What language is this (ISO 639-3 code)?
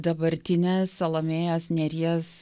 lit